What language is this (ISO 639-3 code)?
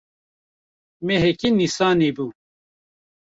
kur